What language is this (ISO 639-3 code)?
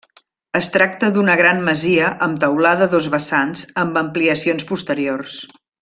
cat